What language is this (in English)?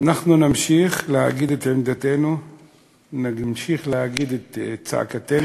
Hebrew